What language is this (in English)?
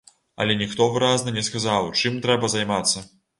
Belarusian